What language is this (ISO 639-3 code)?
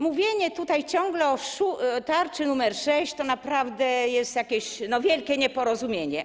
pol